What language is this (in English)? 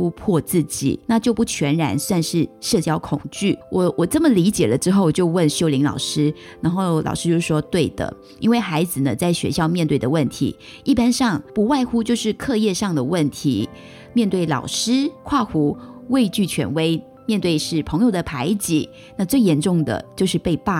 Chinese